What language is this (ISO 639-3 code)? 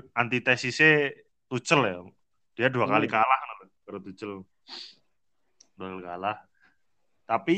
ind